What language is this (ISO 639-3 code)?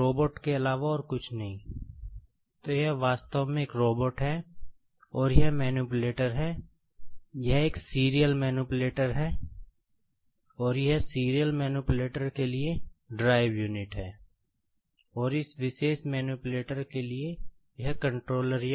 hin